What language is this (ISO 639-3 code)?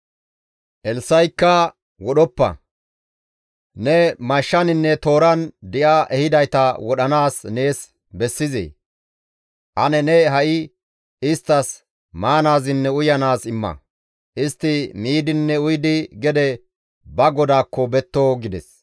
gmv